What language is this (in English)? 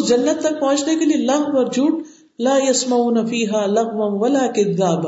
Urdu